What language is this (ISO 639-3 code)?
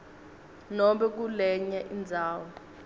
ssw